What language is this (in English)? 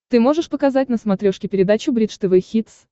Russian